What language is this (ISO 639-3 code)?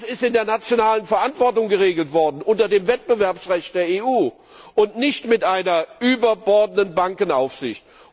deu